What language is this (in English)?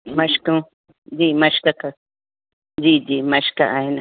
Sindhi